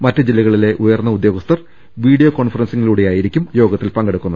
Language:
Malayalam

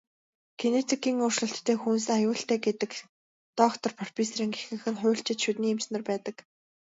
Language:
Mongolian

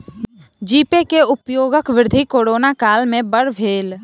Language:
Maithili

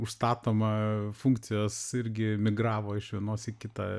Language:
Lithuanian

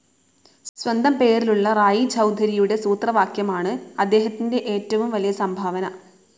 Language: Malayalam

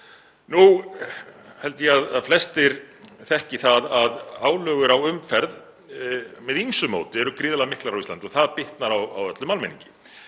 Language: Icelandic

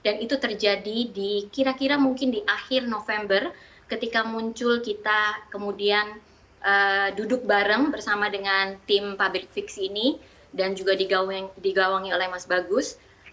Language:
Indonesian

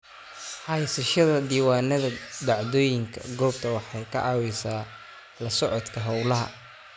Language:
Somali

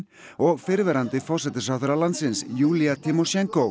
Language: Icelandic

